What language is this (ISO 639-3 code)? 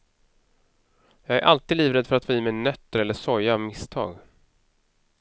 swe